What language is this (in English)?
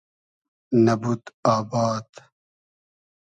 Hazaragi